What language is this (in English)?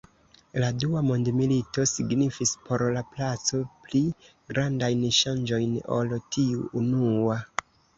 Esperanto